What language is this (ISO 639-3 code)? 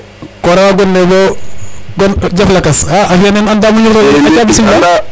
srr